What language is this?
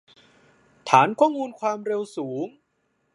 Thai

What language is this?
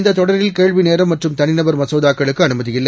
Tamil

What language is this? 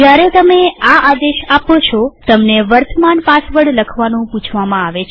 Gujarati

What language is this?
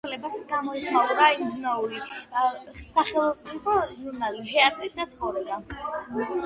Georgian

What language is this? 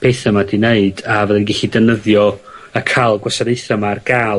Welsh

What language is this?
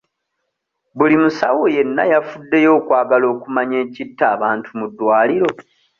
Ganda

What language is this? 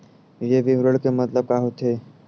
Chhattisgarhi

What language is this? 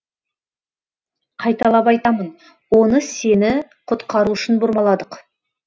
Kazakh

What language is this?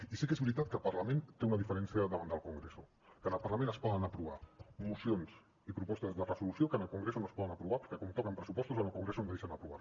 Catalan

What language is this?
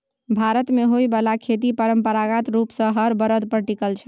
Maithili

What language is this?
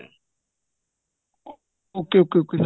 Punjabi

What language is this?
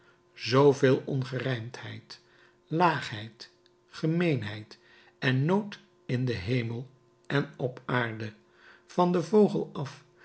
Dutch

